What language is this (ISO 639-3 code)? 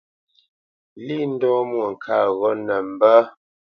bce